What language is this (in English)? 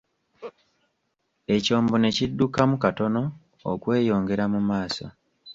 Ganda